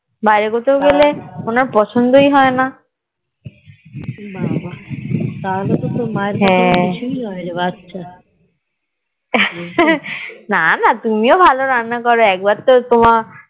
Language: Bangla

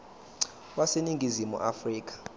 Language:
Zulu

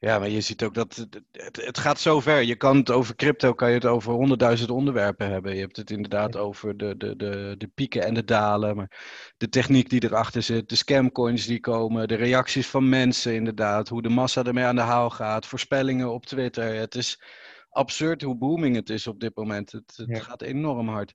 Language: Dutch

